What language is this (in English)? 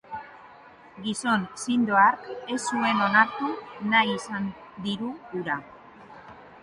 Basque